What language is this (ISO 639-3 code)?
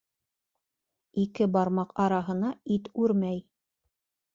bak